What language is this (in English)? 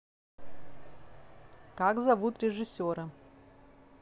Russian